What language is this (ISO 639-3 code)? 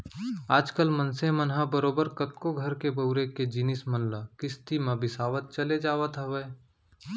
hne